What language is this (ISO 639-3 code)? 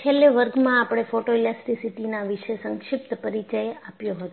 guj